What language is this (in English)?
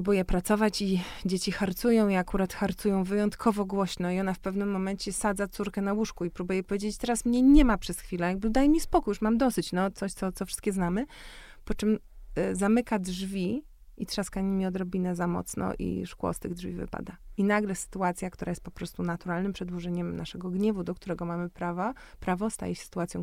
Polish